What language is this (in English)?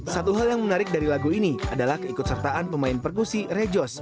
Indonesian